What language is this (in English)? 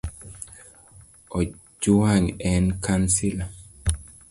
Luo (Kenya and Tanzania)